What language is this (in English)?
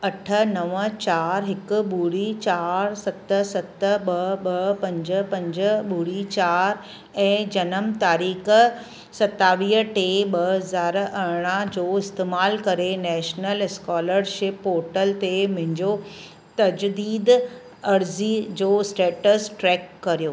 Sindhi